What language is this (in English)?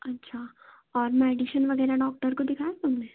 Hindi